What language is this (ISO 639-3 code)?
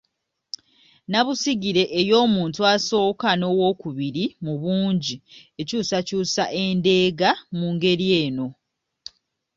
lug